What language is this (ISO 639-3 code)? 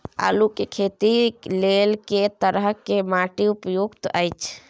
mai